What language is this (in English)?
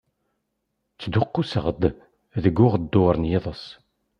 Kabyle